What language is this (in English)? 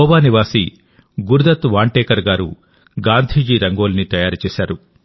Telugu